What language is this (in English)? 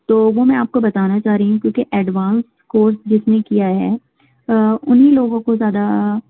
Urdu